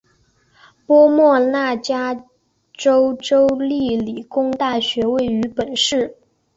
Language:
Chinese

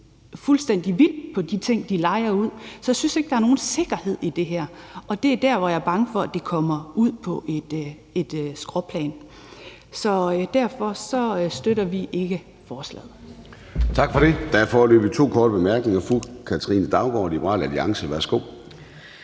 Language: Danish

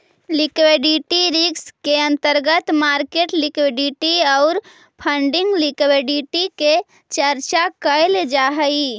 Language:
Magahi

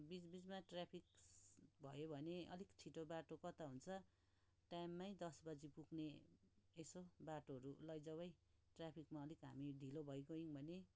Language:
Nepali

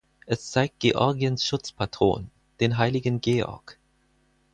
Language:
German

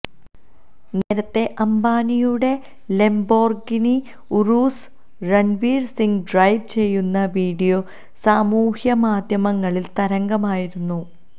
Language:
Malayalam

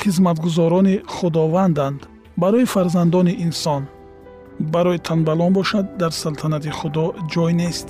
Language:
Persian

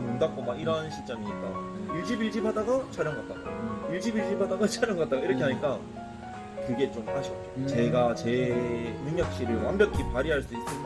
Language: Korean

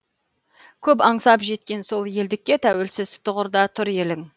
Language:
Kazakh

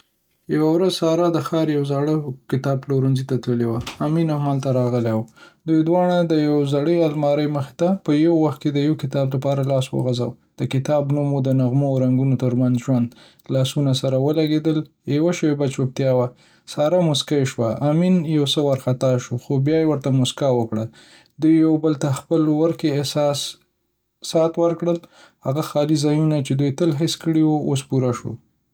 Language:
Pashto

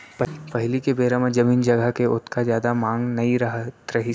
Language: Chhattisgarhi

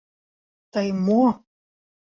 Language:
Mari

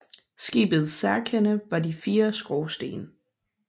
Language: Danish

